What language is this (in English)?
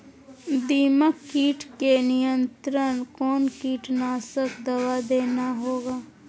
Magahi